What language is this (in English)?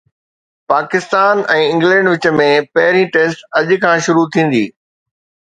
Sindhi